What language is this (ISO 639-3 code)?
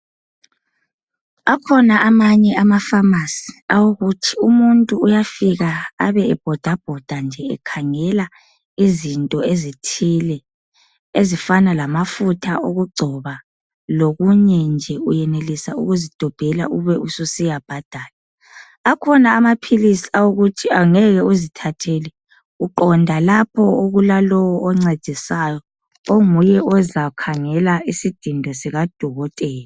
nde